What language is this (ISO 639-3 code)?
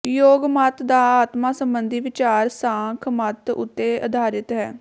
pan